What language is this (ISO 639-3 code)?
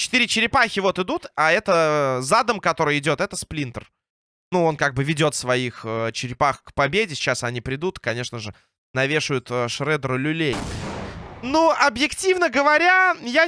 rus